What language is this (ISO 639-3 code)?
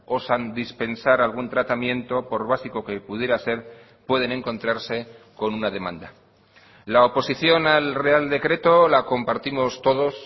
spa